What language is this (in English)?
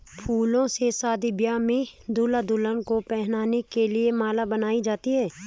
Hindi